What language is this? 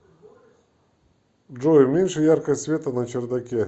Russian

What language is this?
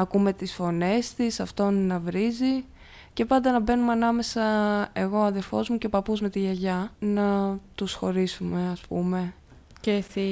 Greek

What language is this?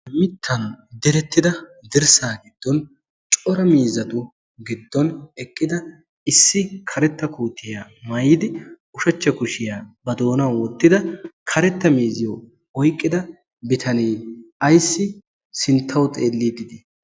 Wolaytta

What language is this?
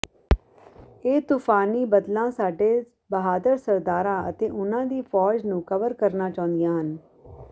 Punjabi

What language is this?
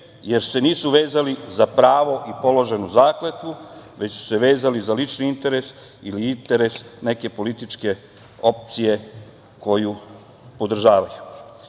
Serbian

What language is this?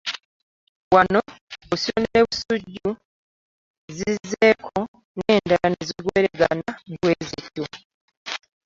Ganda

